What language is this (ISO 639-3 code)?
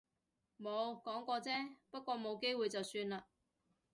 yue